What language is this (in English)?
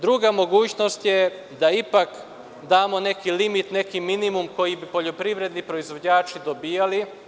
Serbian